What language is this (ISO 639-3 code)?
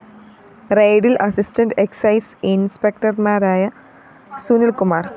mal